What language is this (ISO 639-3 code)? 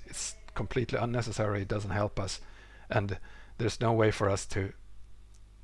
eng